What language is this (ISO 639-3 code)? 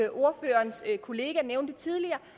dan